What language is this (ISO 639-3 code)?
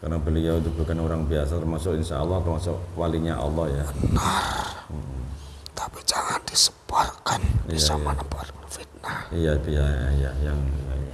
ind